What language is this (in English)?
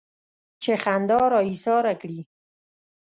Pashto